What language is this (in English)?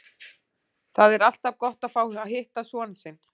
Icelandic